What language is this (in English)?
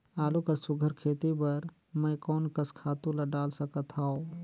Chhattisgarhi